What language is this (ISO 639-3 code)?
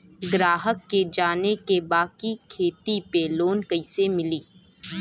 bho